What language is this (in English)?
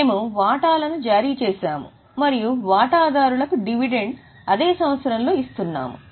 Telugu